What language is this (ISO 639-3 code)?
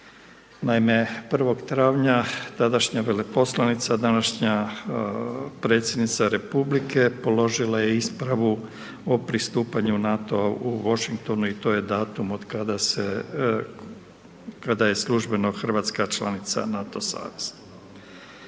hrv